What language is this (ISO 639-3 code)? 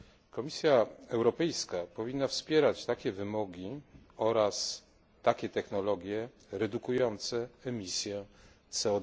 pol